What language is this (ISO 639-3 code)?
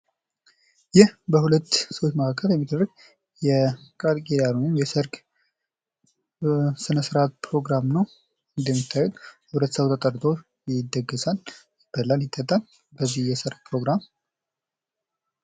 amh